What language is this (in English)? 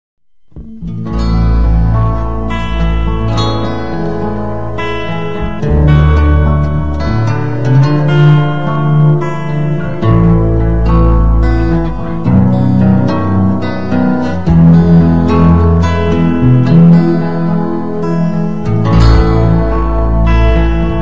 Korean